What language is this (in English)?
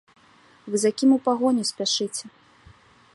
Belarusian